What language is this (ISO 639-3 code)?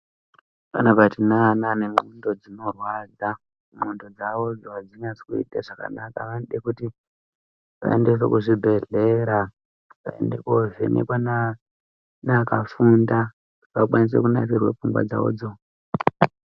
ndc